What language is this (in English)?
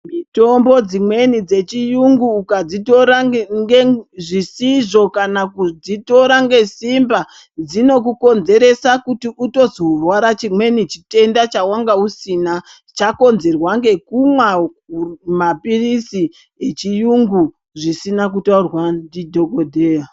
Ndau